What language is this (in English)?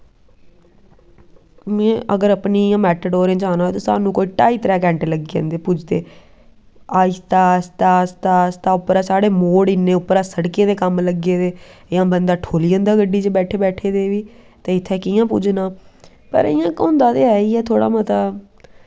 Dogri